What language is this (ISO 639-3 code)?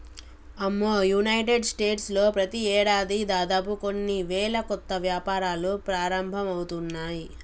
tel